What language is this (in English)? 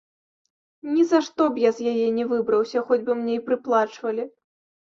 Belarusian